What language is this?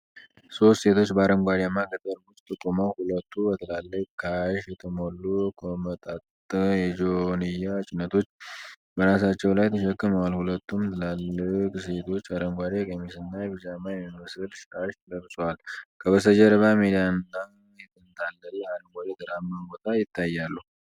Amharic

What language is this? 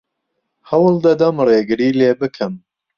Central Kurdish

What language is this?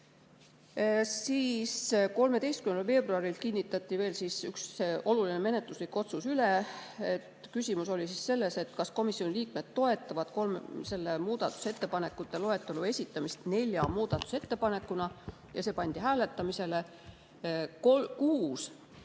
Estonian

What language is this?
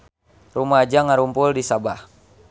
Sundanese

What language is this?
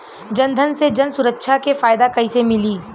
Bhojpuri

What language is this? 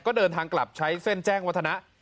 Thai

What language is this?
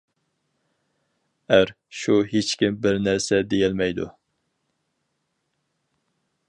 Uyghur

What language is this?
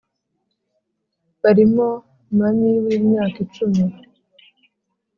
Kinyarwanda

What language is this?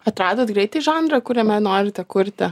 Lithuanian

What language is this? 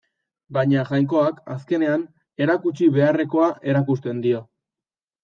Basque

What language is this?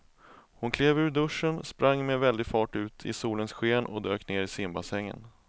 Swedish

